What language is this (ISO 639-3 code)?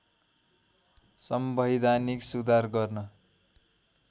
nep